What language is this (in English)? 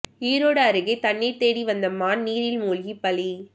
Tamil